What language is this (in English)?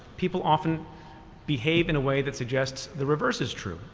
English